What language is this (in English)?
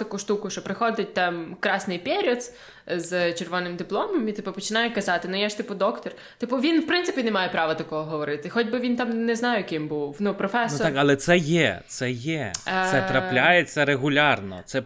Ukrainian